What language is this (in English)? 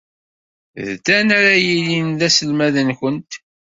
Kabyle